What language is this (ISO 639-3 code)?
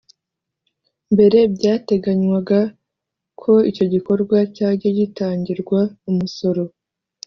kin